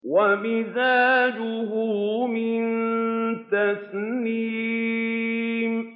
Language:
Arabic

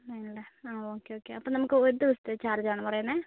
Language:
Malayalam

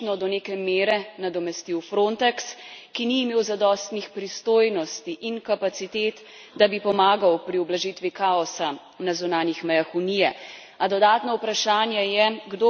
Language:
Slovenian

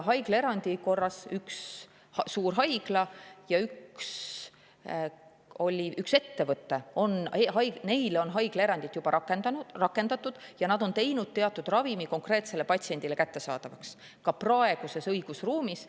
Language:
Estonian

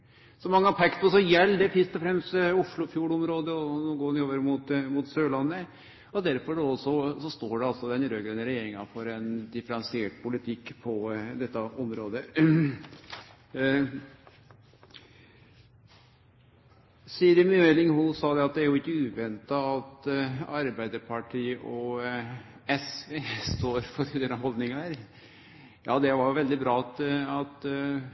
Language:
Norwegian Nynorsk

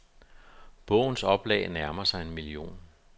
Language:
Danish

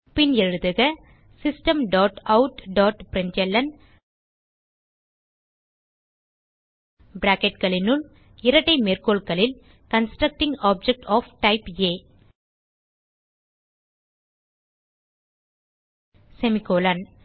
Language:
Tamil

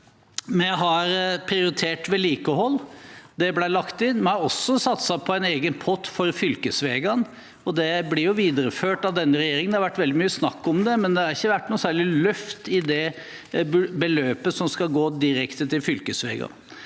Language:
Norwegian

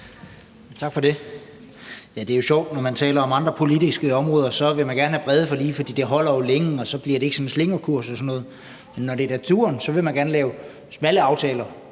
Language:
Danish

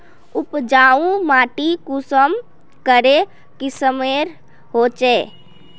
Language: Magahi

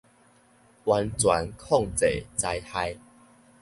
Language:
Min Nan Chinese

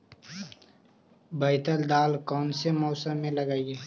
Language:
Magahi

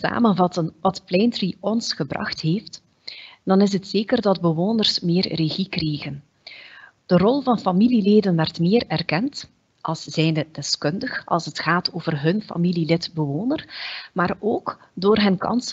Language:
Dutch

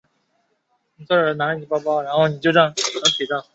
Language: Chinese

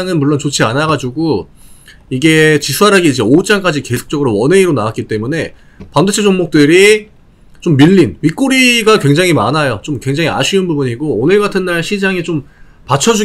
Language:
Korean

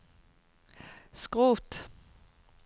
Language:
Norwegian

